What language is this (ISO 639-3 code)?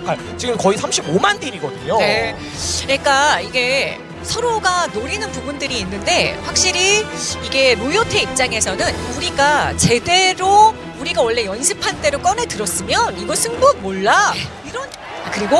kor